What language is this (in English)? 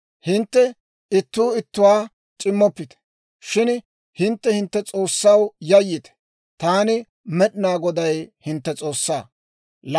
Dawro